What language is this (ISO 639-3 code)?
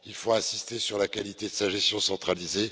fra